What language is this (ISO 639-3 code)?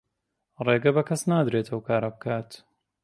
ckb